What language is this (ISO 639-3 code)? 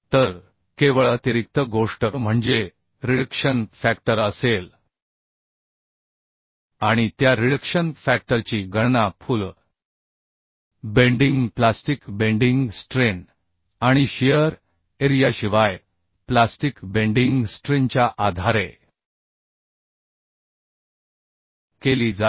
mar